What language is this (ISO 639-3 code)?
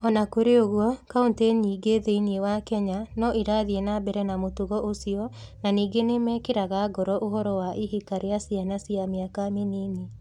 kik